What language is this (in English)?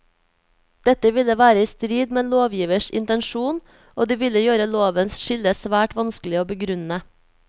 Norwegian